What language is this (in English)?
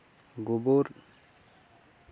Santali